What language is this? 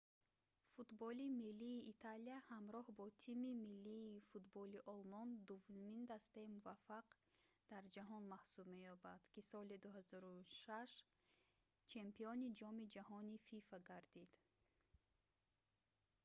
Tajik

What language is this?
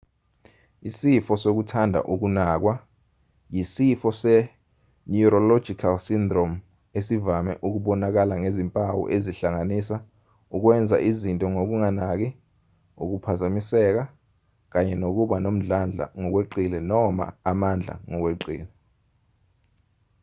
Zulu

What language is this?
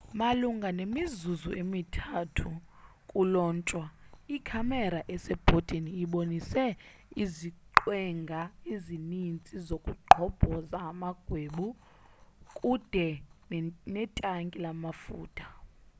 Xhosa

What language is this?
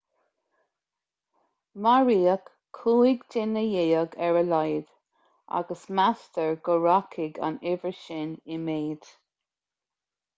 Irish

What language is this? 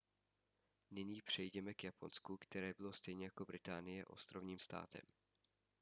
Czech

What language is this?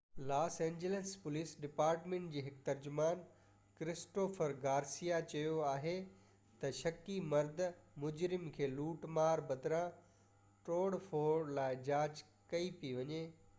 Sindhi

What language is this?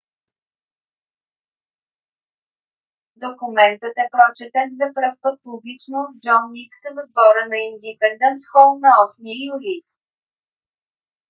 Bulgarian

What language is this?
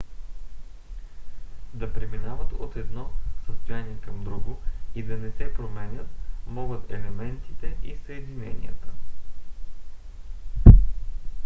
Bulgarian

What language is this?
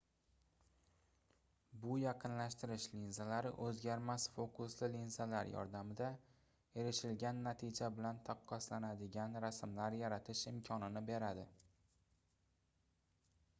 Uzbek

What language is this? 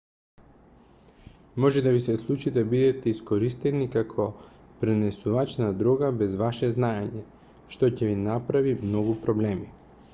Macedonian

